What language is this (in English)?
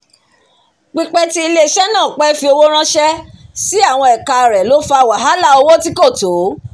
Yoruba